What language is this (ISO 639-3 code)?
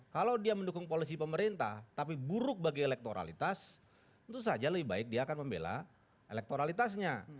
ind